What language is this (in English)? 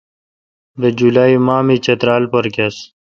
Kalkoti